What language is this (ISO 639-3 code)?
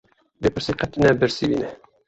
kur